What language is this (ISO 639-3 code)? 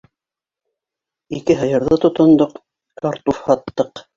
bak